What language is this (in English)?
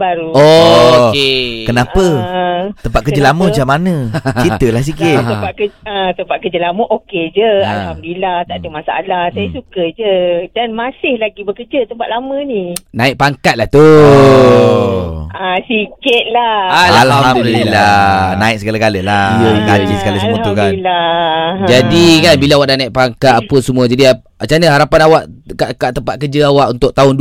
Malay